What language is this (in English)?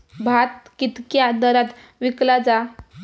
Marathi